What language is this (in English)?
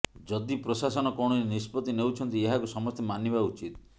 Odia